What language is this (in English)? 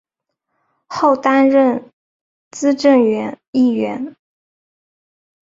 Chinese